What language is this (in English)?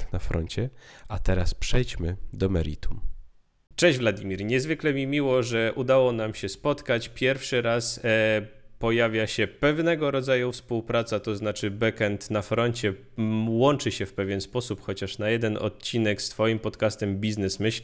Polish